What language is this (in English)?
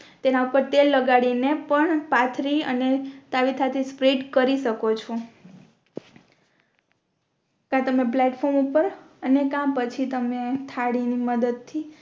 Gujarati